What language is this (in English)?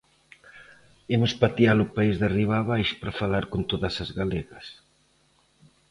Galician